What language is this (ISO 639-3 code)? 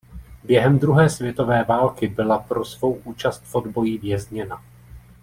ces